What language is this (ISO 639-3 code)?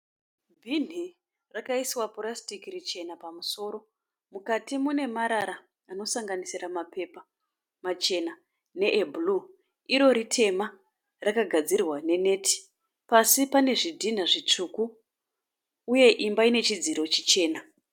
sna